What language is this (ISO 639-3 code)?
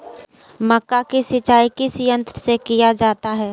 mag